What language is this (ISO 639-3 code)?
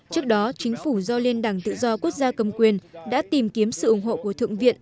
vie